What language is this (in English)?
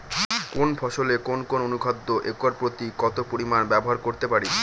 Bangla